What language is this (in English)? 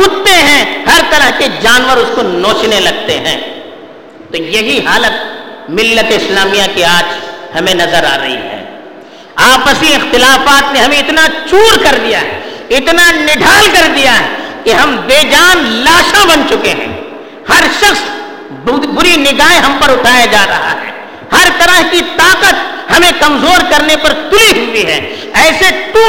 Urdu